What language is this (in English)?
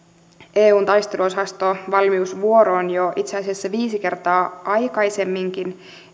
Finnish